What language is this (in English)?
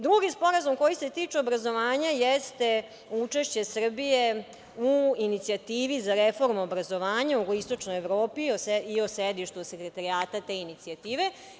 Serbian